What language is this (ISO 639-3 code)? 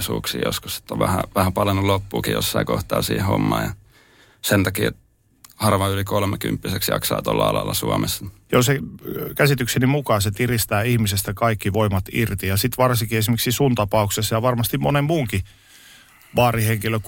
fin